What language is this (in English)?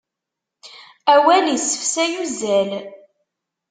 Kabyle